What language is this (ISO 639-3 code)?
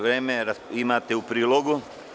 srp